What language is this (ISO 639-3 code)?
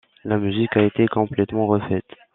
fra